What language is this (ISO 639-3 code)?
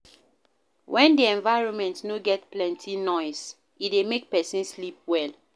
pcm